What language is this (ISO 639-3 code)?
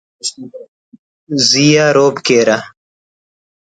brh